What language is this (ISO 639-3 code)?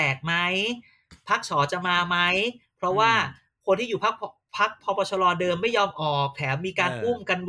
tha